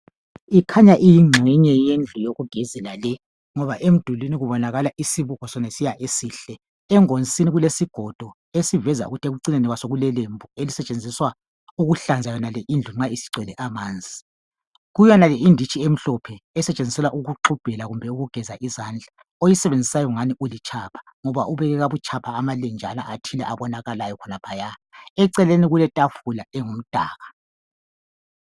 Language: North Ndebele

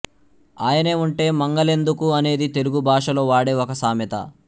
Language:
Telugu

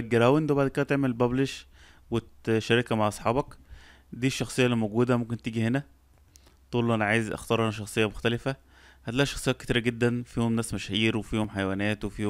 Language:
Arabic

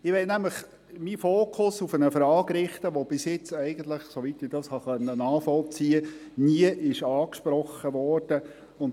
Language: Swiss German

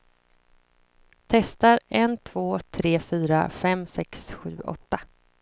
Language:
Swedish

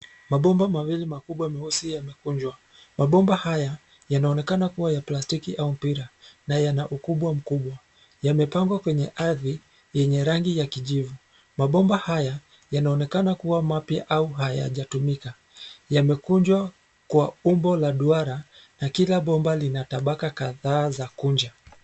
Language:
Swahili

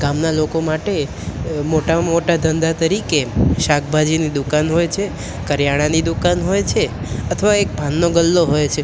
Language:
Gujarati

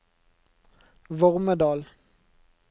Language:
Norwegian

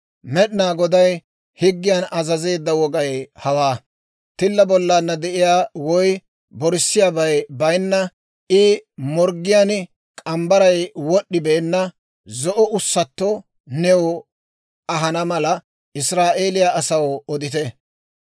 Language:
Dawro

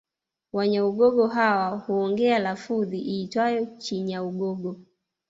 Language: Swahili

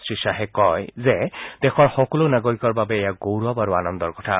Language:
Assamese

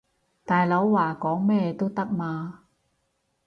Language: Cantonese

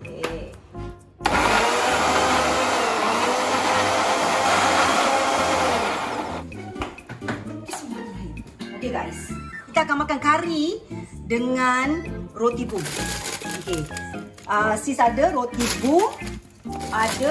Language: Malay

